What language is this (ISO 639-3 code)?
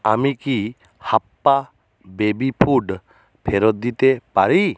ben